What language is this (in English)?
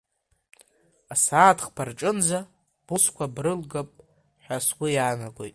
Abkhazian